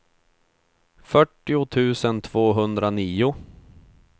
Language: Swedish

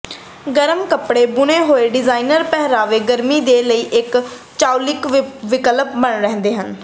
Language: Punjabi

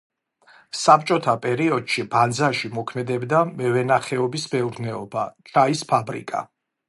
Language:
Georgian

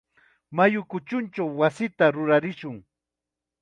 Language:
Chiquián Ancash Quechua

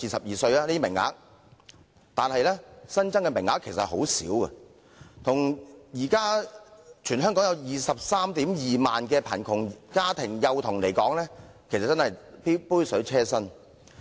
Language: Cantonese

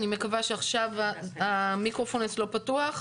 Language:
Hebrew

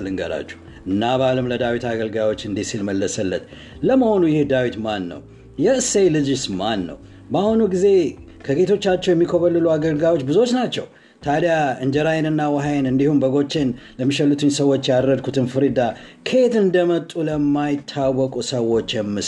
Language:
Amharic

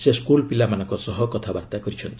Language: Odia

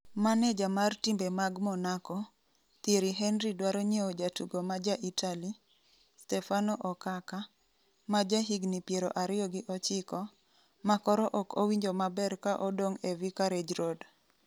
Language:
Luo (Kenya and Tanzania)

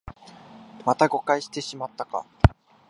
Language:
Japanese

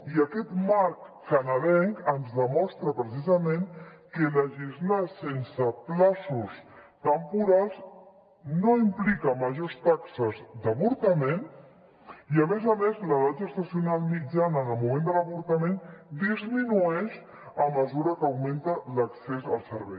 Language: Catalan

